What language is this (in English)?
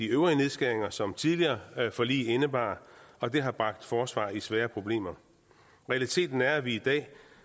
Danish